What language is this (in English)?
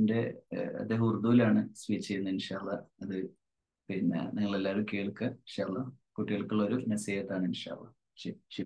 Arabic